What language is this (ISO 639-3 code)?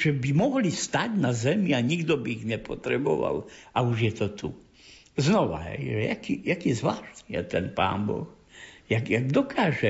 slk